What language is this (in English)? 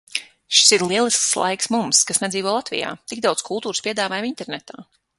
Latvian